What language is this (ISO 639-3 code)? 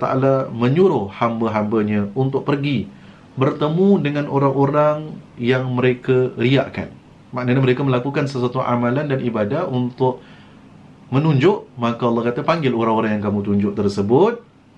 msa